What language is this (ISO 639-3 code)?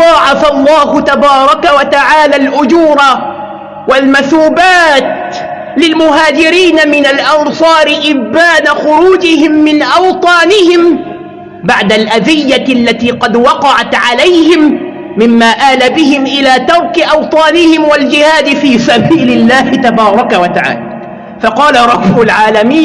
ara